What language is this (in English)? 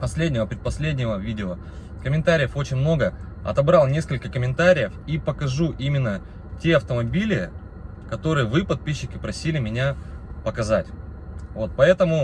Russian